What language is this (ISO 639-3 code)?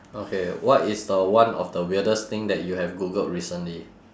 eng